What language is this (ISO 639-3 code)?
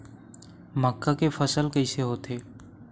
hne